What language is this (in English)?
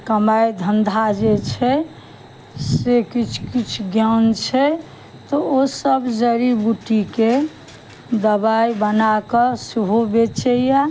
Maithili